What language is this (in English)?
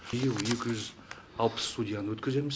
Kazakh